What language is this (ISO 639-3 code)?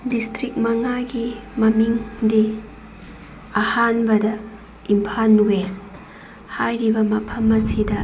mni